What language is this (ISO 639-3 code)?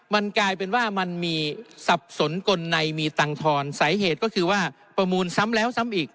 tha